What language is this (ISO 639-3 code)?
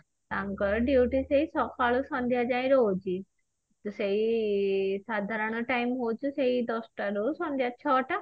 ori